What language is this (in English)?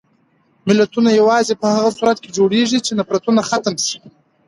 Pashto